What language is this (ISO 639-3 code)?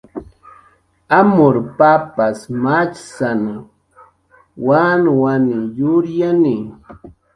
jqr